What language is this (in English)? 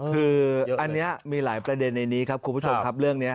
Thai